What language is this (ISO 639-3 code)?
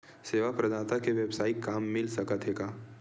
hne